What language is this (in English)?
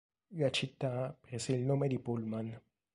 Italian